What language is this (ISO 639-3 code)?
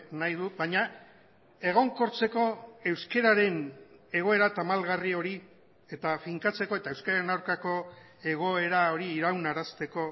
eus